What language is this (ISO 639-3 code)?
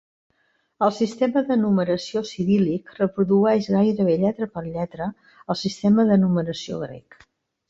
cat